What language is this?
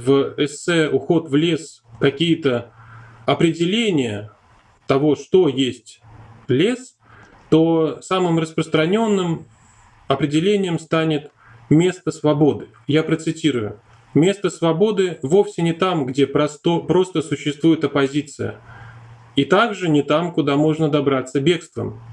Russian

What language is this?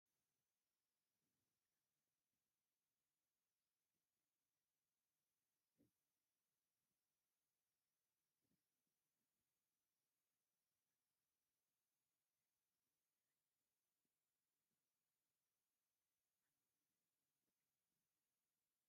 Tigrinya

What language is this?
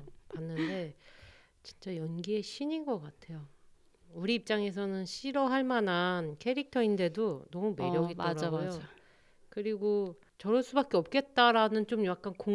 Korean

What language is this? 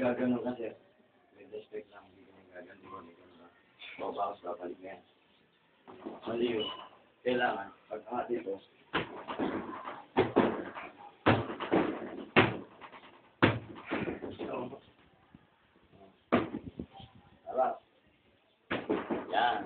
Vietnamese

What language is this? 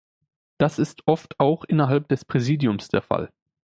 German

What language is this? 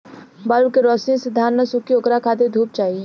Bhojpuri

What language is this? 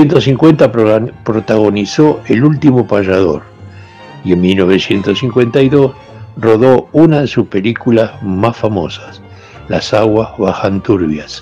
Spanish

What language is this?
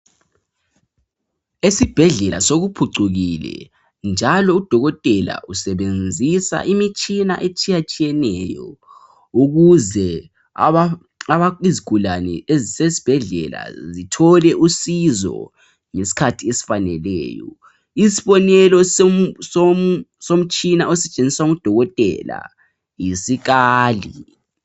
North Ndebele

